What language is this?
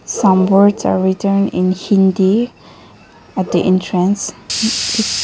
English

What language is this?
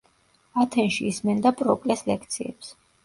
Georgian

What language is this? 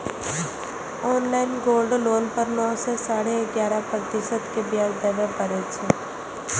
Maithili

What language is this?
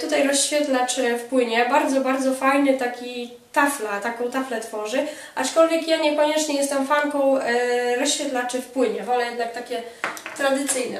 Polish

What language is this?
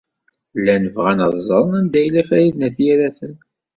Kabyle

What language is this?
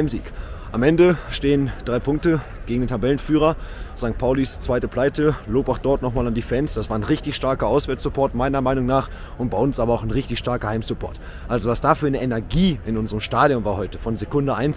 German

